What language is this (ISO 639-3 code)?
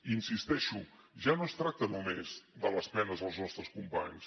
cat